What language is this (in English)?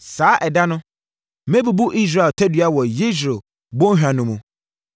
Akan